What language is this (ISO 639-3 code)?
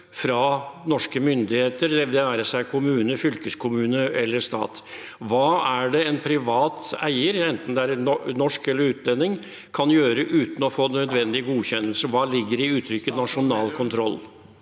nor